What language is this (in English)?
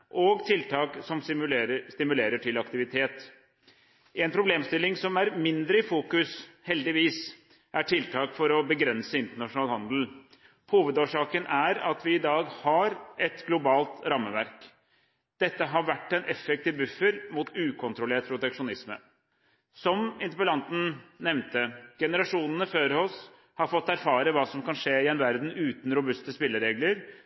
Norwegian Bokmål